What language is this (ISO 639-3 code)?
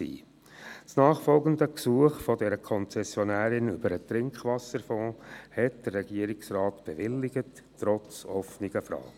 gsw